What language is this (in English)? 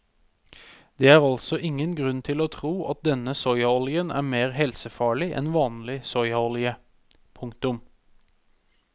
Norwegian